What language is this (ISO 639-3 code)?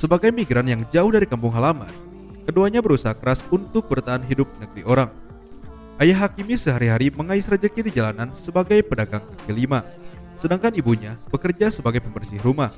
ind